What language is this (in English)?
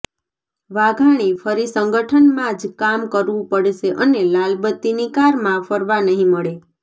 Gujarati